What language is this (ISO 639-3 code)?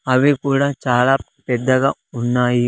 tel